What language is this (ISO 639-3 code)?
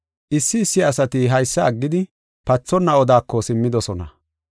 gof